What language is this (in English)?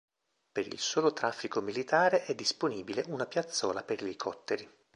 Italian